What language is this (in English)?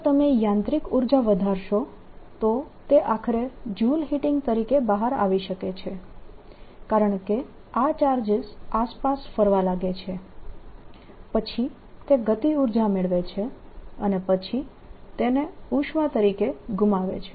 Gujarati